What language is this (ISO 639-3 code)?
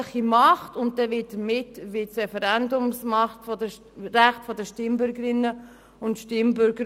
gsw